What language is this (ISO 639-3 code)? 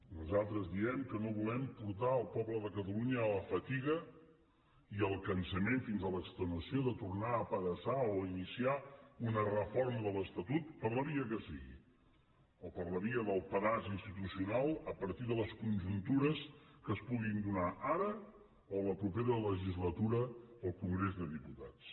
cat